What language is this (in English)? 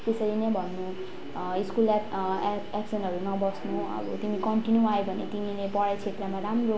Nepali